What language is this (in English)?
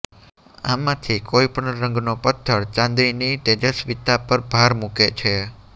Gujarati